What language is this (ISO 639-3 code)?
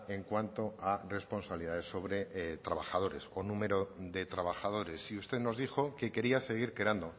spa